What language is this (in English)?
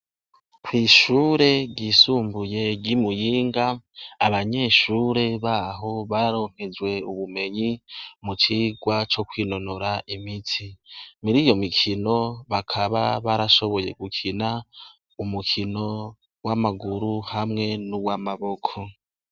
Rundi